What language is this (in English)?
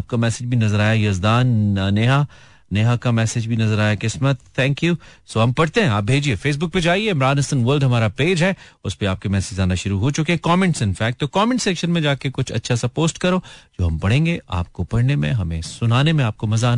Hindi